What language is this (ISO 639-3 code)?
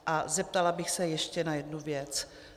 ces